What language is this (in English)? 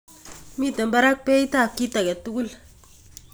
Kalenjin